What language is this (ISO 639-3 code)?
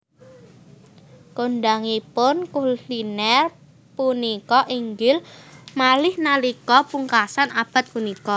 jav